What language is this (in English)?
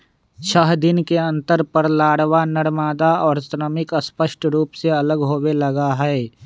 Magahi